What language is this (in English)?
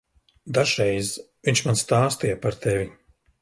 Latvian